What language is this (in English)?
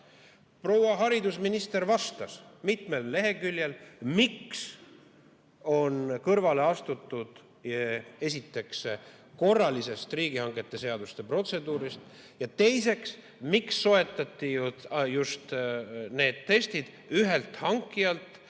Estonian